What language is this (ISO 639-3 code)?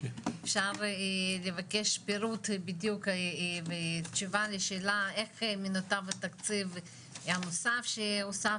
heb